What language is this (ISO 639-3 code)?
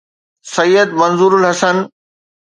snd